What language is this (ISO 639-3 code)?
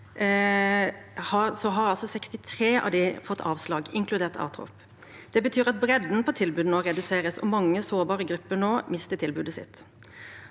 nor